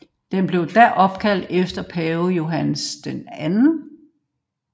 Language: Danish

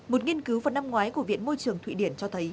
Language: Vietnamese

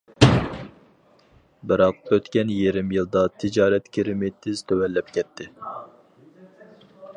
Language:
Uyghur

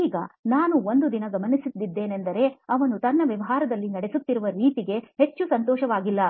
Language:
Kannada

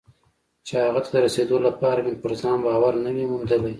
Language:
Pashto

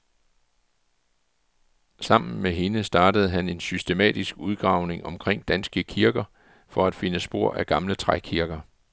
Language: Danish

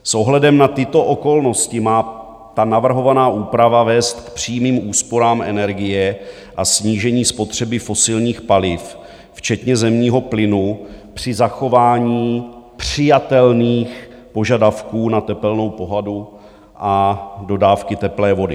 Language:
Czech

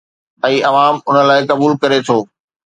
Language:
Sindhi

